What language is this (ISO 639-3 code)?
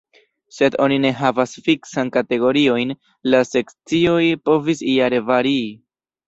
epo